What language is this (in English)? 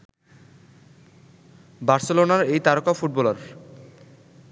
Bangla